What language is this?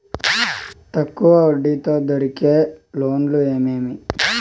Telugu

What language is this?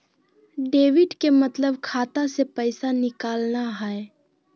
Magahi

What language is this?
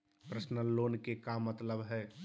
Magahi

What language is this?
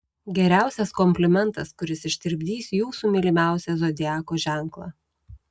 Lithuanian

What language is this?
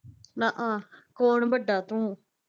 Punjabi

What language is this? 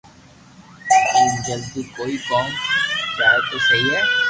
Loarki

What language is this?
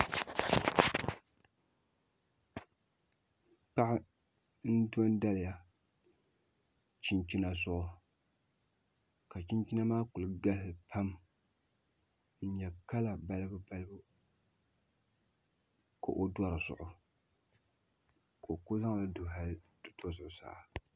Dagbani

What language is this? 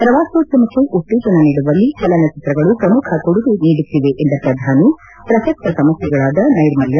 Kannada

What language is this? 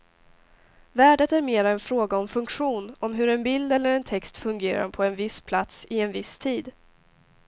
Swedish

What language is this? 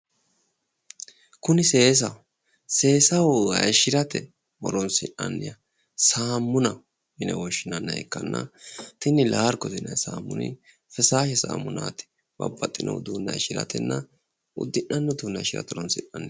Sidamo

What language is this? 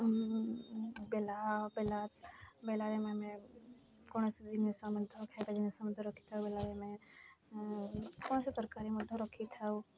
Odia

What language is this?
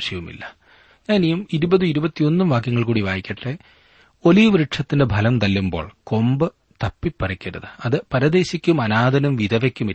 Malayalam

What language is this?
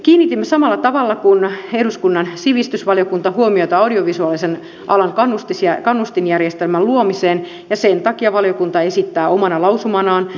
Finnish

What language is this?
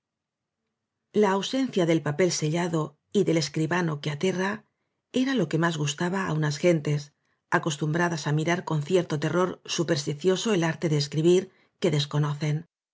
Spanish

